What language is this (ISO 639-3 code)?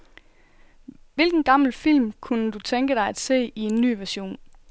dan